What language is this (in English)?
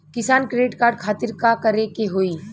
Bhojpuri